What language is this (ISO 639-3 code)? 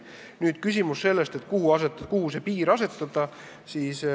est